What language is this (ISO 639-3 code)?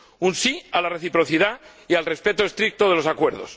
spa